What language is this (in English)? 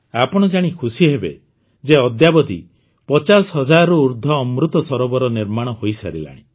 Odia